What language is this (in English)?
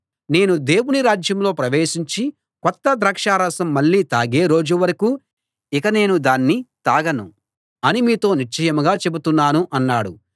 Telugu